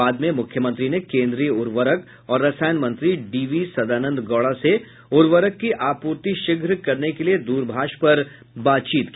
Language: Hindi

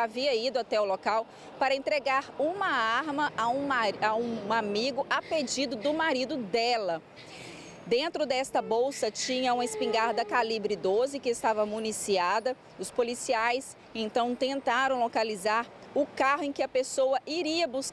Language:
Portuguese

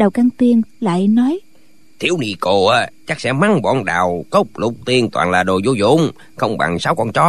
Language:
Vietnamese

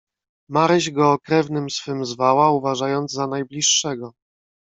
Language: Polish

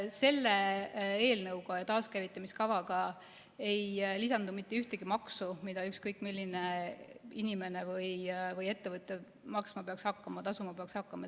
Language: Estonian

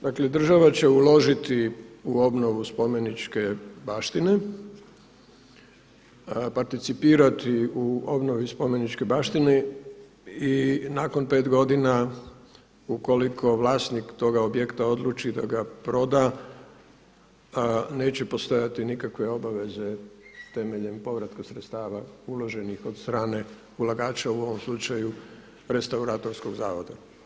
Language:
Croatian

